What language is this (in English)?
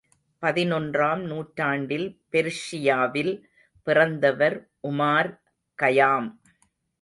Tamil